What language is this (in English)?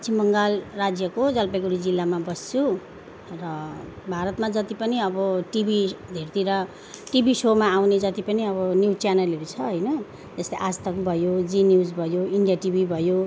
Nepali